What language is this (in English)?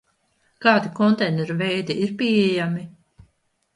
Latvian